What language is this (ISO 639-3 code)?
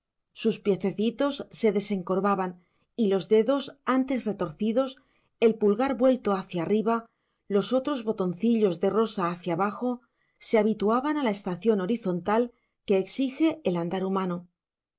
spa